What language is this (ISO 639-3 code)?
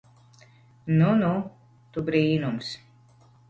lav